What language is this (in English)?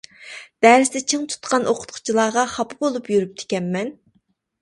Uyghur